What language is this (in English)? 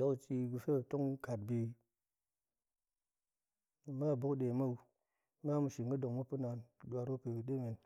Goemai